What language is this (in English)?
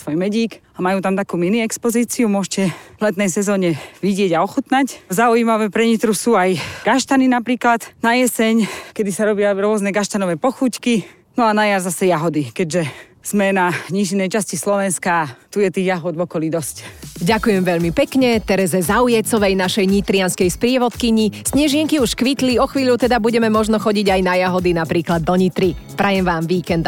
Slovak